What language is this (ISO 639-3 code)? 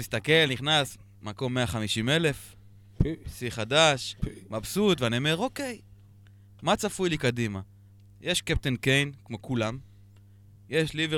heb